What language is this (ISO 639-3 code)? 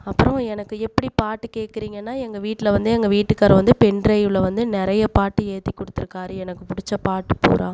tam